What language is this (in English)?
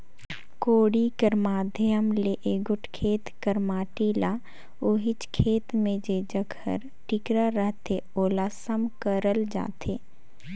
Chhattisgarhi